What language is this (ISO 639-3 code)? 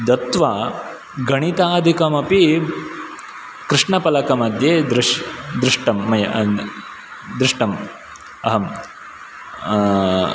san